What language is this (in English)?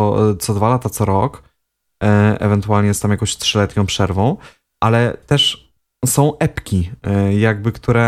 Polish